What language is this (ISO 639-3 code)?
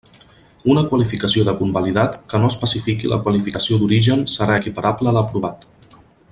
cat